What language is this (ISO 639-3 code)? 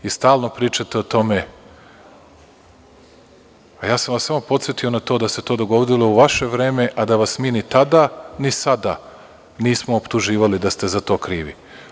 srp